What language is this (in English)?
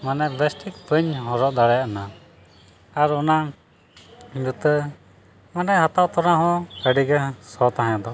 Santali